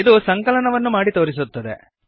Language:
Kannada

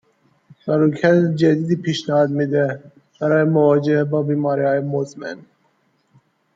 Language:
Persian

